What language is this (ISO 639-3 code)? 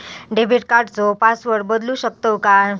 mar